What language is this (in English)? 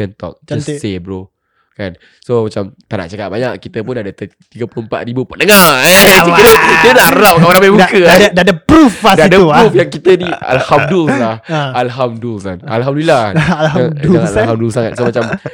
Malay